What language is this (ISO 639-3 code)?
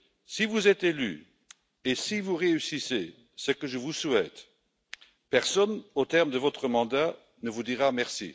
fra